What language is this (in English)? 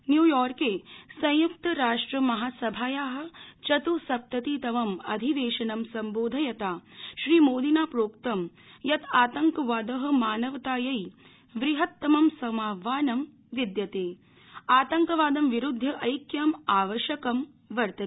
Sanskrit